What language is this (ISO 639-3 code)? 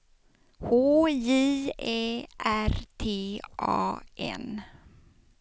swe